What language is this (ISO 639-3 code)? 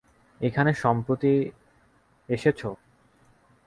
ben